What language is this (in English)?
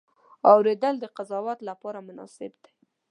Pashto